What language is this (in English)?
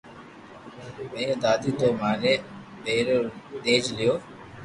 Loarki